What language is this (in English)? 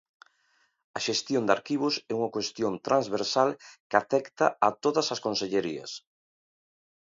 Galician